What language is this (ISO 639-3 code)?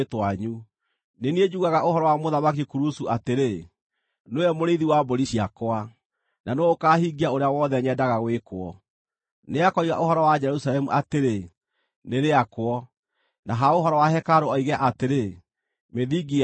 kik